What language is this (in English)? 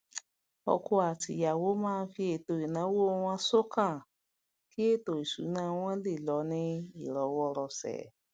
Yoruba